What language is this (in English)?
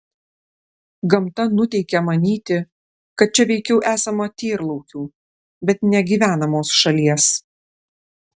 Lithuanian